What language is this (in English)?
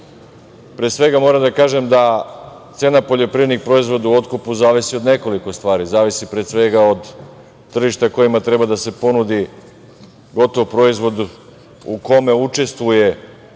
Serbian